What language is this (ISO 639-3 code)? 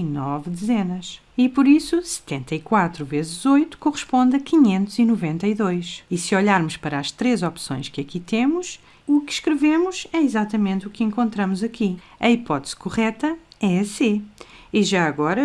por